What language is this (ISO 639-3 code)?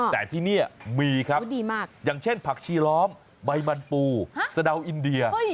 tha